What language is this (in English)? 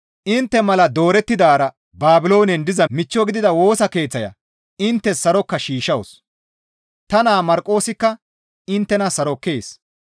Gamo